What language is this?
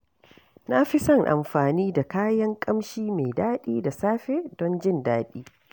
Hausa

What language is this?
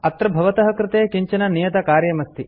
Sanskrit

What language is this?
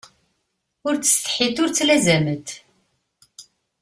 Kabyle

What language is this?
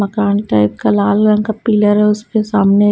Hindi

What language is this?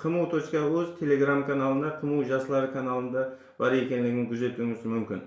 Turkish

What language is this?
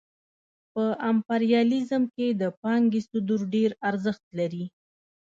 Pashto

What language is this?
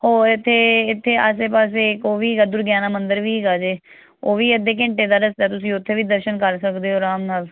Punjabi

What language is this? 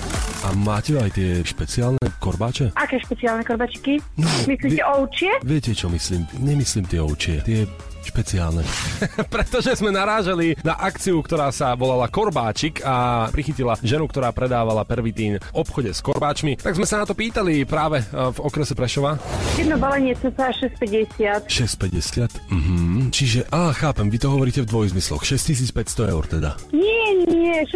Slovak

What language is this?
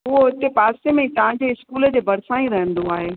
Sindhi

